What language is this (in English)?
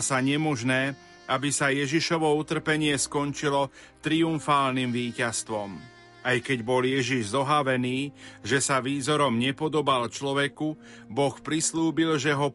Slovak